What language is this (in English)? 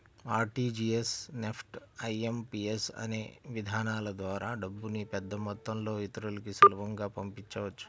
Telugu